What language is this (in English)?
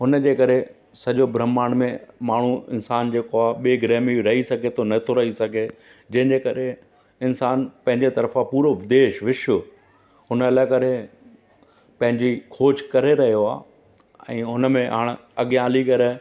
Sindhi